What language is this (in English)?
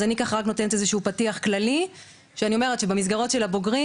Hebrew